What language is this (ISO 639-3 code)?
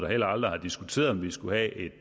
dan